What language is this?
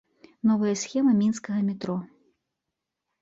Belarusian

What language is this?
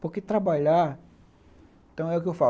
Portuguese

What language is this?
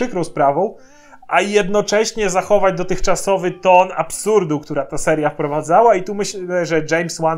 Polish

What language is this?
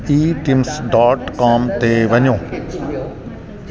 Sindhi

